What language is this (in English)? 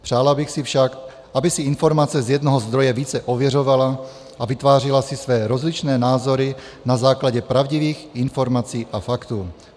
Czech